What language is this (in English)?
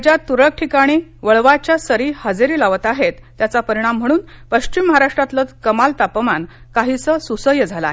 Marathi